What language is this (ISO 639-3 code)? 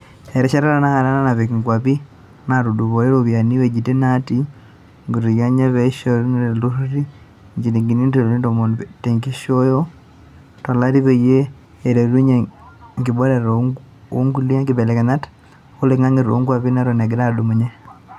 mas